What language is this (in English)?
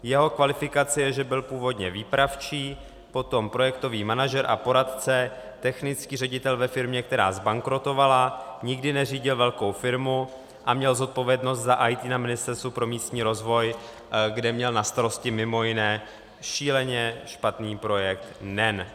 Czech